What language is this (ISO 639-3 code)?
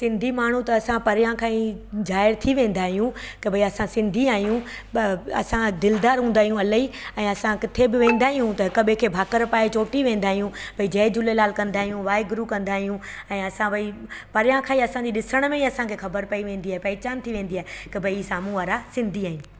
snd